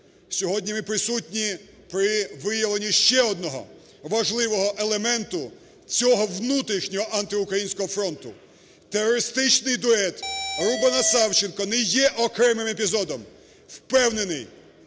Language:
Ukrainian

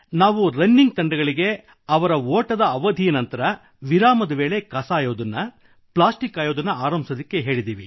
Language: Kannada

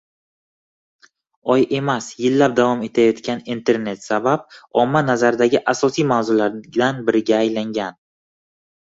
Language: Uzbek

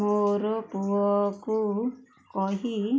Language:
Odia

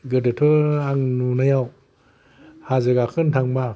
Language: Bodo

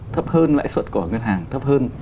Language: Vietnamese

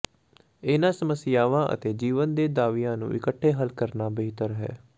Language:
Punjabi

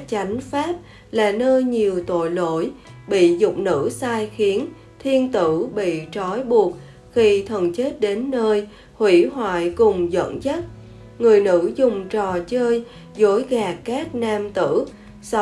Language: Vietnamese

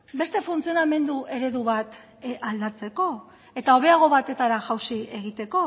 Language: Basque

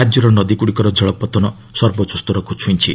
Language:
Odia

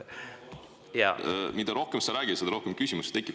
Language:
Estonian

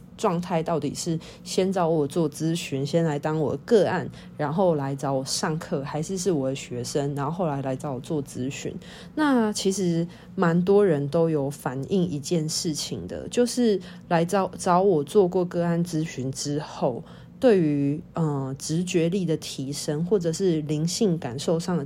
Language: Chinese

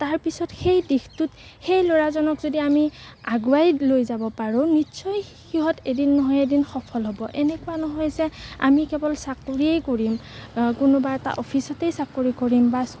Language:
Assamese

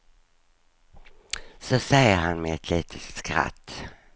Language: Swedish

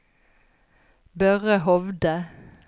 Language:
Norwegian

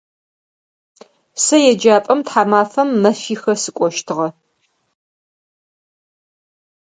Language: Adyghe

